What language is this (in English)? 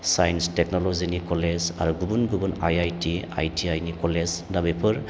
Bodo